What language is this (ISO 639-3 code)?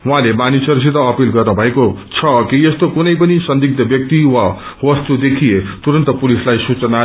nep